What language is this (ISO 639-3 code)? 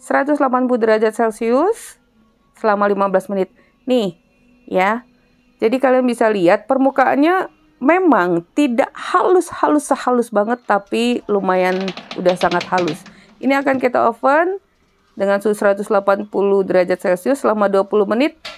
ind